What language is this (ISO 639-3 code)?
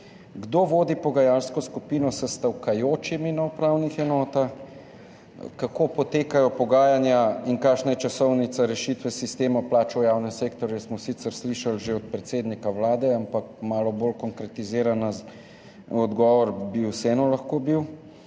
slv